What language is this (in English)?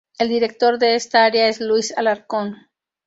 Spanish